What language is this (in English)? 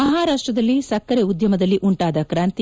Kannada